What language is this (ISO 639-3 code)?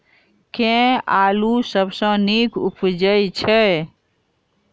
mai